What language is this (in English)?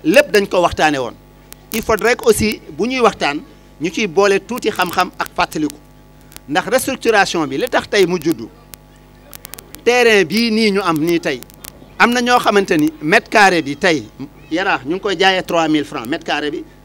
French